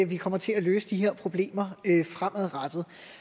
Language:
Danish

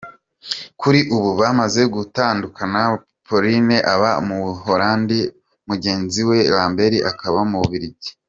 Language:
Kinyarwanda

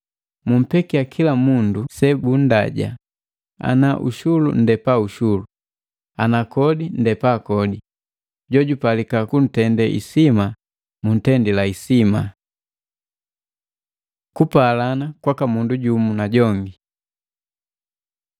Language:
Matengo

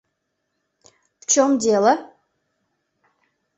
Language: Mari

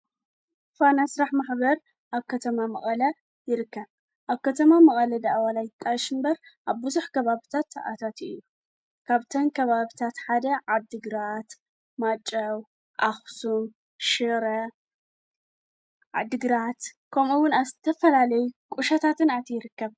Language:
Tigrinya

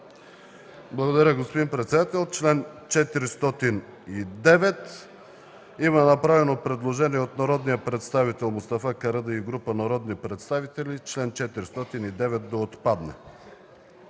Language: Bulgarian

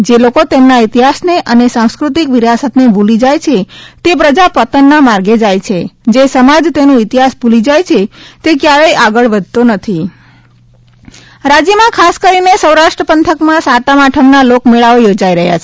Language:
Gujarati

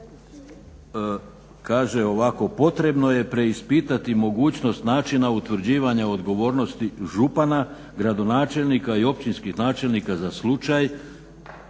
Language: Croatian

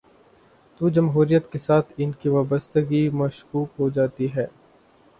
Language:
Urdu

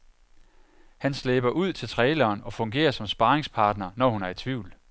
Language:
Danish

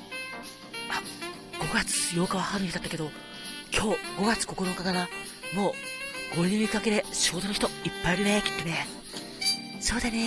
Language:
Japanese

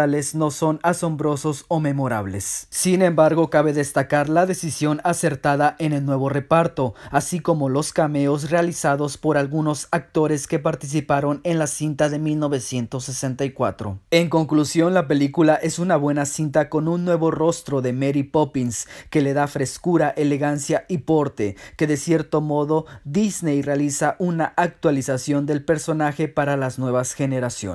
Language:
Spanish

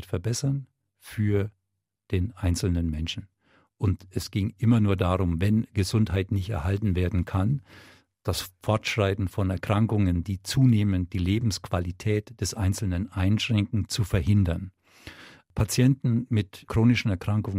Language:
German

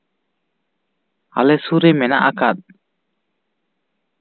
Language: Santali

